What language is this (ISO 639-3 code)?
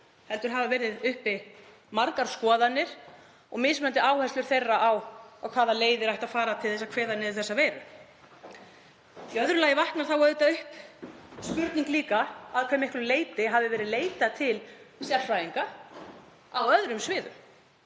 isl